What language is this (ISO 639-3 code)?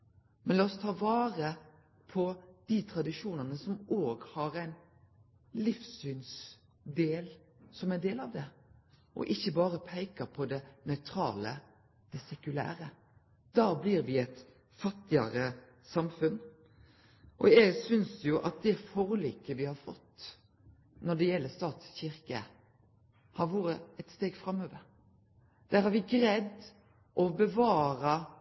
nno